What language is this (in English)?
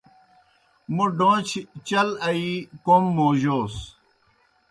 Kohistani Shina